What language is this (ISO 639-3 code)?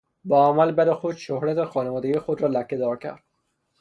fas